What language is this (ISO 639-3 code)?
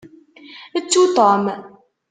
kab